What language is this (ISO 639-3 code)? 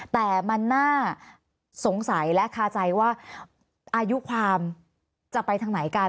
tha